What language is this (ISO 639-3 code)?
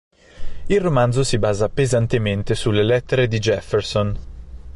ita